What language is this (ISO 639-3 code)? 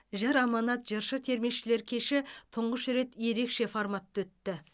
kaz